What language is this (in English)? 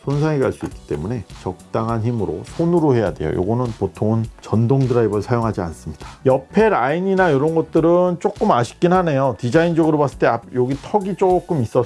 Korean